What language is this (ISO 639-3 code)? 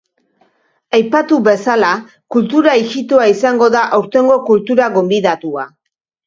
eus